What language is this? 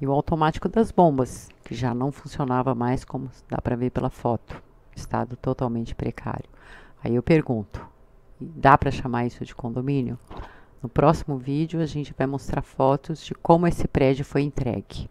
Portuguese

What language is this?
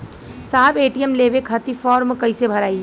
Bhojpuri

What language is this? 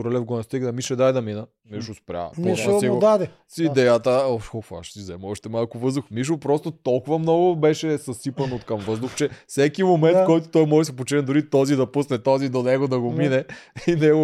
Bulgarian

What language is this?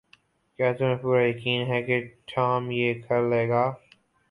Urdu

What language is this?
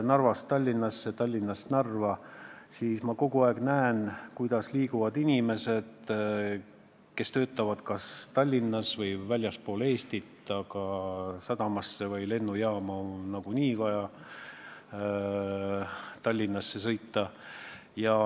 Estonian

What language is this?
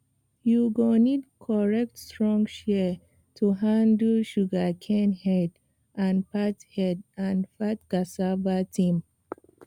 Nigerian Pidgin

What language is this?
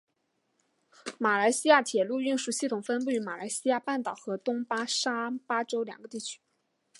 Chinese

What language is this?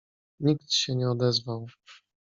Polish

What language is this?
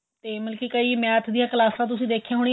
Punjabi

